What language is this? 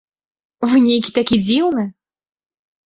Belarusian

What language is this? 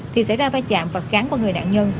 Vietnamese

